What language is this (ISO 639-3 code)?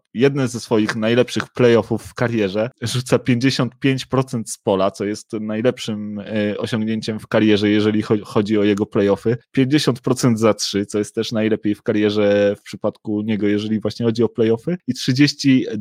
pol